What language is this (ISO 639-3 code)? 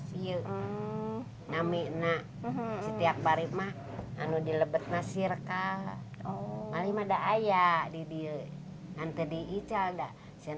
ind